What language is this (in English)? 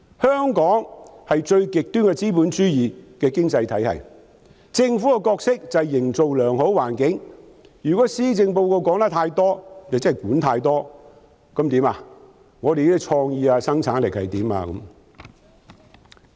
Cantonese